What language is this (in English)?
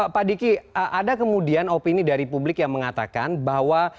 Indonesian